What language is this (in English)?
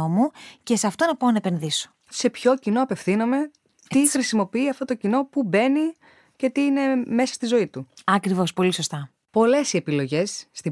Greek